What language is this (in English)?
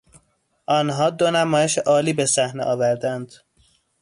Persian